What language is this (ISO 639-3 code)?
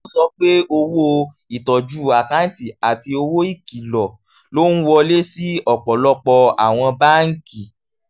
yor